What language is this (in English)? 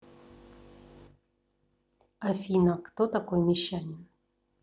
Russian